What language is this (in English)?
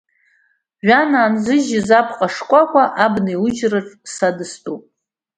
Abkhazian